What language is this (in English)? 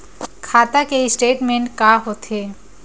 Chhattisgarhi